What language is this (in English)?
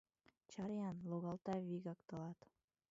Mari